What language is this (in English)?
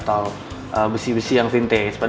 Indonesian